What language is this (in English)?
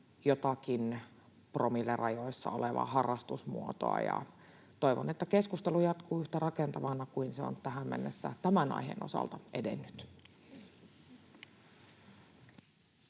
Finnish